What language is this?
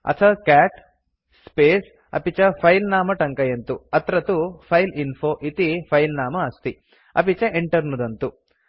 Sanskrit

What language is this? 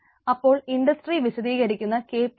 Malayalam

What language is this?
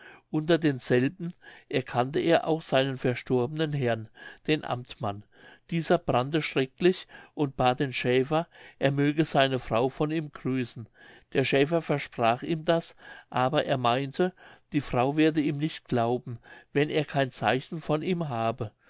German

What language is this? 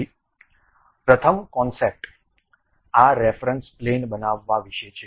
Gujarati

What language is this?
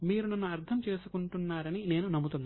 Telugu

